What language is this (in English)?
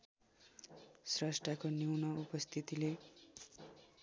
Nepali